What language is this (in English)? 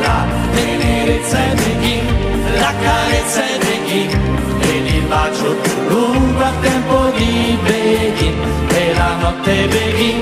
Romanian